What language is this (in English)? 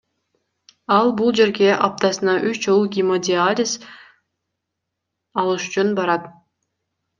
Kyrgyz